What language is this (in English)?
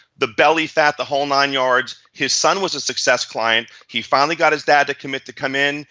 English